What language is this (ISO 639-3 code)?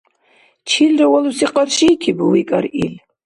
dar